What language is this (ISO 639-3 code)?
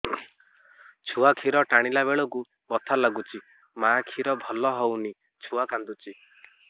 ori